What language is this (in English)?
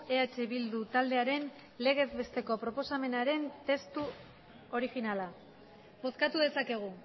Basque